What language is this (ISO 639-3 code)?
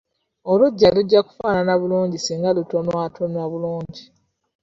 lug